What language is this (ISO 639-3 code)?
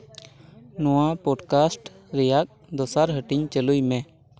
sat